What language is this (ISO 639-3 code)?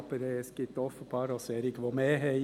gsw